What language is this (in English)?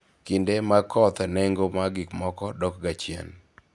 Luo (Kenya and Tanzania)